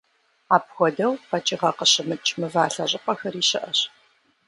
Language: Kabardian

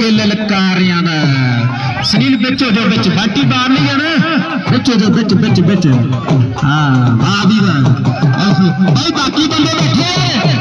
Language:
Punjabi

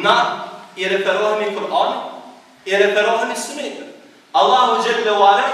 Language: Romanian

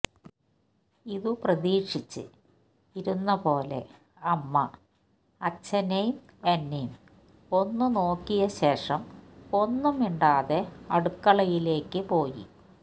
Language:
Malayalam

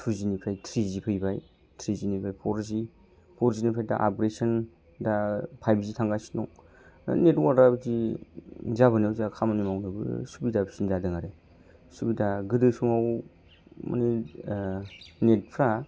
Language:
Bodo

